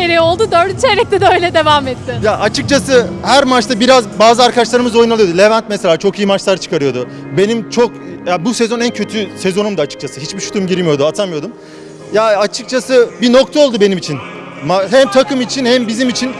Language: Turkish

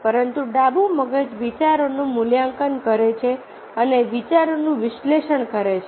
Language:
Gujarati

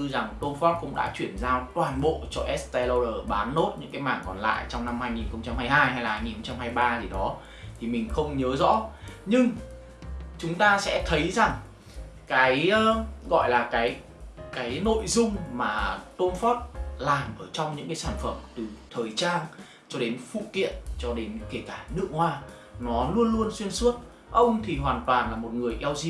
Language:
Vietnamese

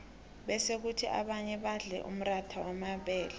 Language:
South Ndebele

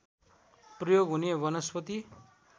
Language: Nepali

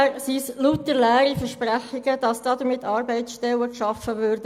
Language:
Swiss German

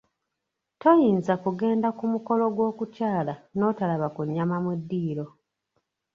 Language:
Ganda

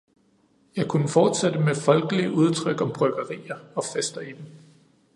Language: Danish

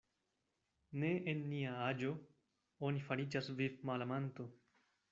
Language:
Esperanto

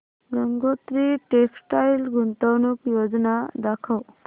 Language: Marathi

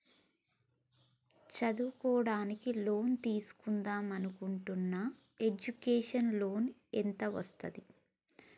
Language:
Telugu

